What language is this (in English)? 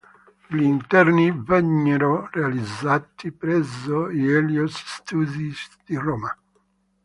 Italian